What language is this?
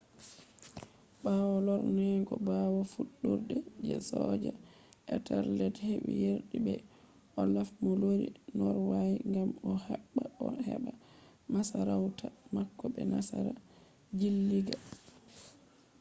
Fula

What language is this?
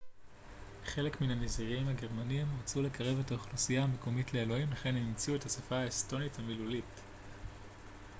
Hebrew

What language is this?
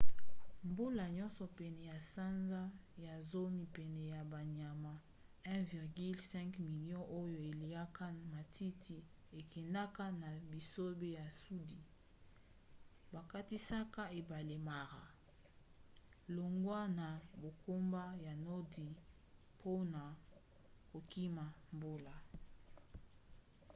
Lingala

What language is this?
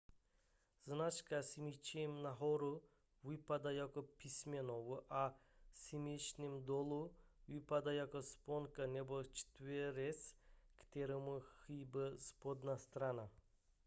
Czech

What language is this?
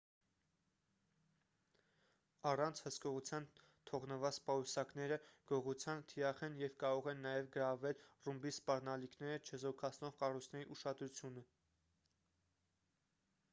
Armenian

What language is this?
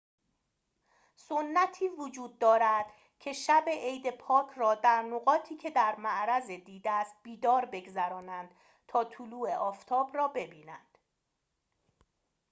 Persian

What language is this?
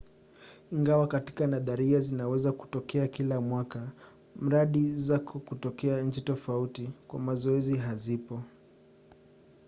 Swahili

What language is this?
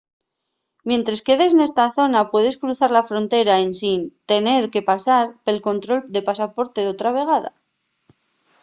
Asturian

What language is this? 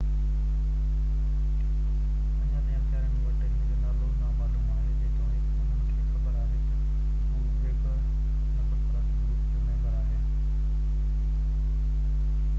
Sindhi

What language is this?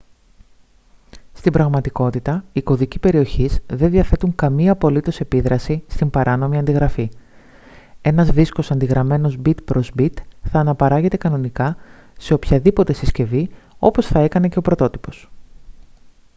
Greek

